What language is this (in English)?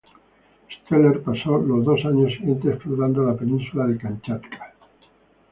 Spanish